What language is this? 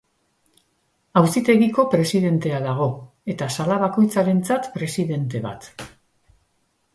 Basque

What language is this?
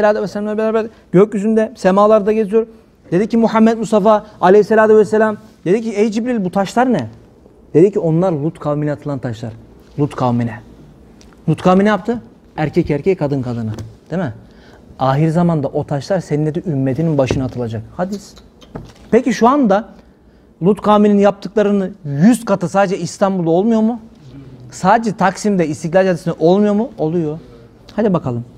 Turkish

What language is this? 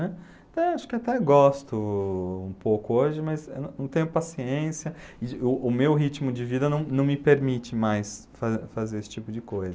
Portuguese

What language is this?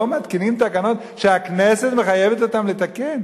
Hebrew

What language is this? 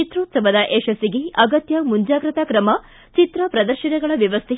Kannada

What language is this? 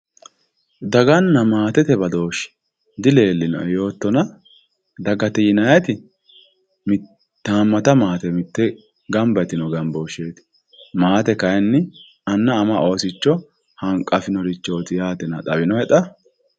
Sidamo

